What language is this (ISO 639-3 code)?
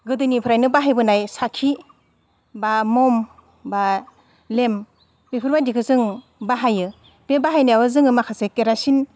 brx